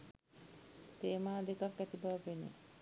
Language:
Sinhala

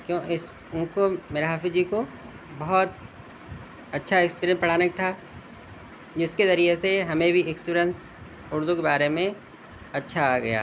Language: Urdu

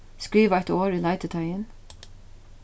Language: Faroese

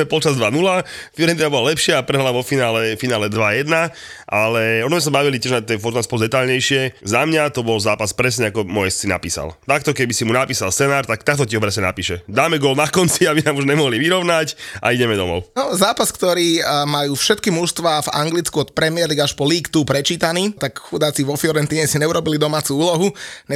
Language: Slovak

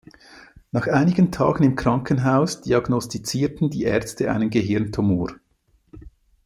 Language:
German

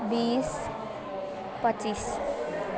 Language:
Nepali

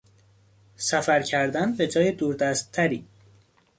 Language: Persian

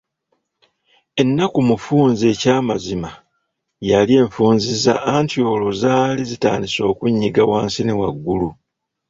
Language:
Ganda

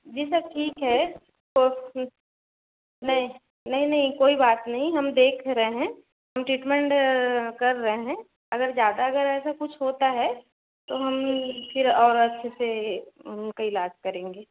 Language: Hindi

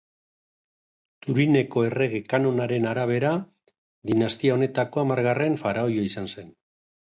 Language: Basque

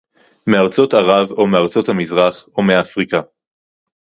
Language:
Hebrew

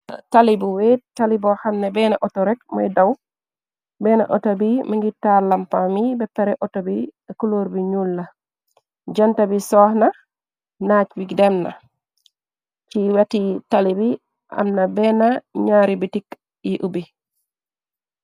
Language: Wolof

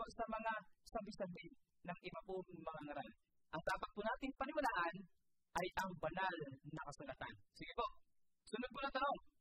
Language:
Filipino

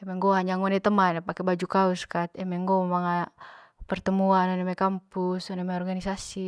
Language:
Manggarai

